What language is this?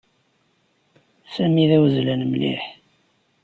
Kabyle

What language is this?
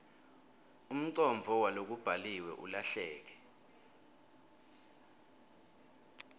Swati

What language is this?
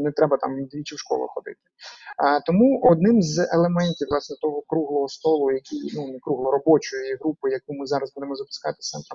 Ukrainian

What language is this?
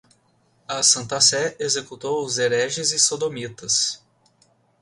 Portuguese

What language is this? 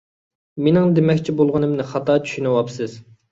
Uyghur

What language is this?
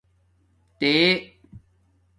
Domaaki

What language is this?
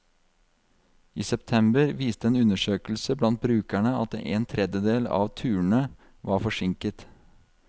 Norwegian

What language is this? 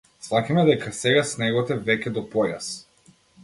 Macedonian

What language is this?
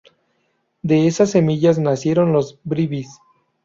Spanish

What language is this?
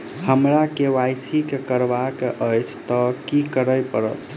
Maithili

